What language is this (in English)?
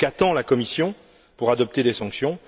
French